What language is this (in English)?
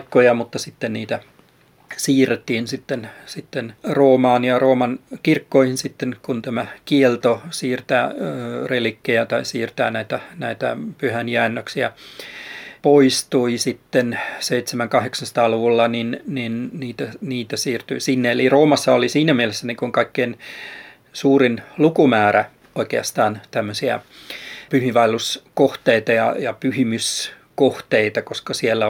Finnish